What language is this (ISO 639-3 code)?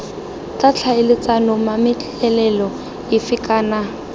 tsn